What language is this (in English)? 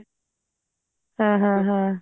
Punjabi